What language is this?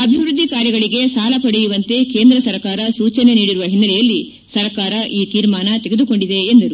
Kannada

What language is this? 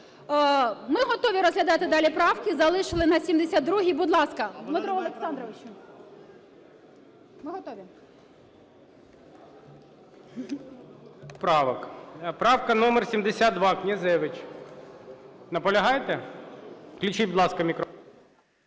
Ukrainian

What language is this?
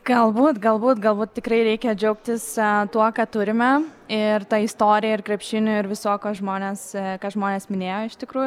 Lithuanian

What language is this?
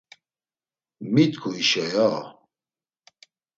Laz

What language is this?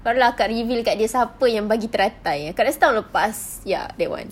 English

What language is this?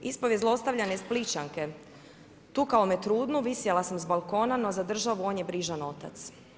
Croatian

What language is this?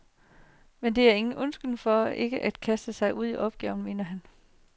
Danish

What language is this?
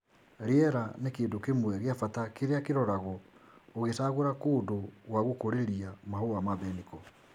Kikuyu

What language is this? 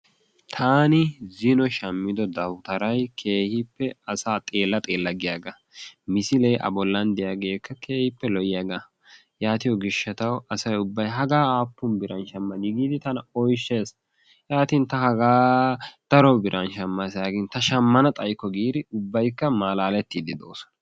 Wolaytta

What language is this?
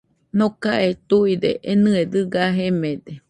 Nüpode Huitoto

